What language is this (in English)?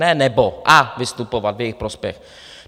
Czech